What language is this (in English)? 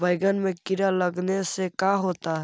Magahi